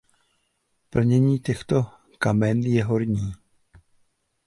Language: Czech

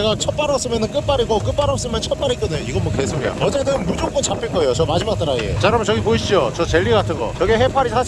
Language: Korean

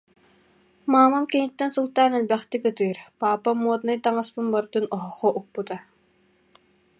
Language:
Yakut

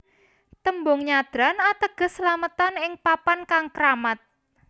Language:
Javanese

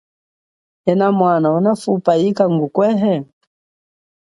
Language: Chokwe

